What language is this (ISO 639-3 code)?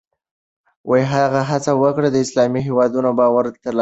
pus